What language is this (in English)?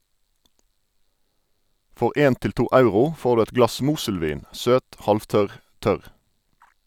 Norwegian